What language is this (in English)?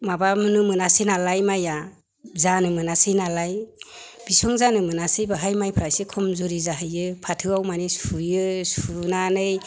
Bodo